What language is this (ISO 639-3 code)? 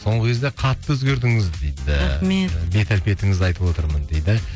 kaz